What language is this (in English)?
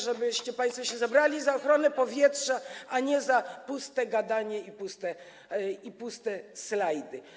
Polish